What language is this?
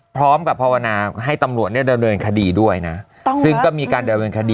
Thai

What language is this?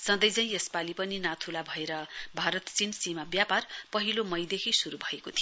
Nepali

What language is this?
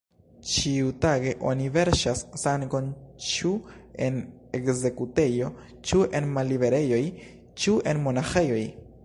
Esperanto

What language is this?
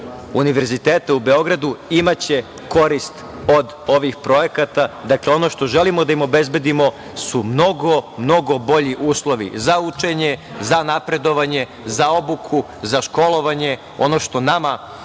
Serbian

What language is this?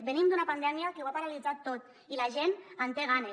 Catalan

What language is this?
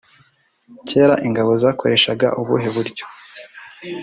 Kinyarwanda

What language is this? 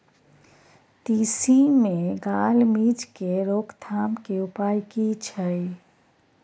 Maithili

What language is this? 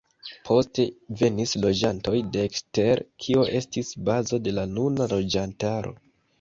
Esperanto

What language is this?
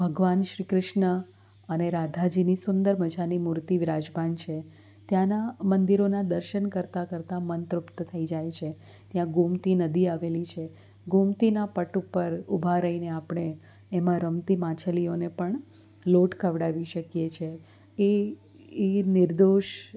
Gujarati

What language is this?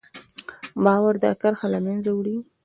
Pashto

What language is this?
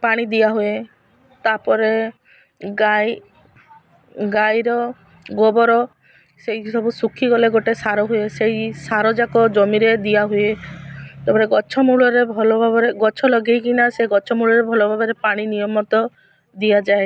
Odia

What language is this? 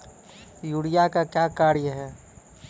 Maithili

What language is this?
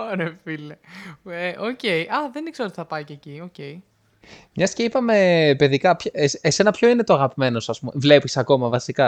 Greek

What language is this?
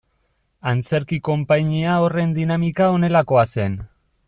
Basque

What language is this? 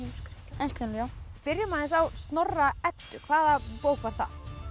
Icelandic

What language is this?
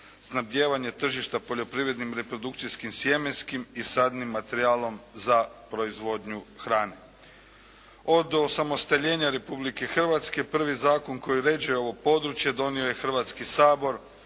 Croatian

